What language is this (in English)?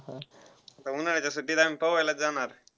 Marathi